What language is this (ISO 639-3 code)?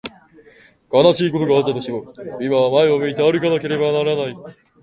jpn